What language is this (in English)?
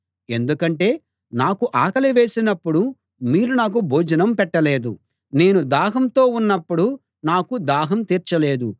Telugu